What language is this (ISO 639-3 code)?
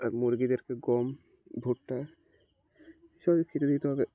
ben